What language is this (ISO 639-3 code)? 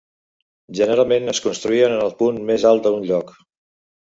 cat